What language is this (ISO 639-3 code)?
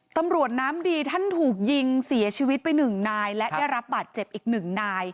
tha